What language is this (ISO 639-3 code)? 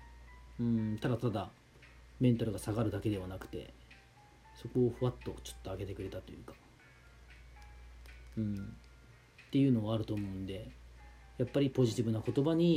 jpn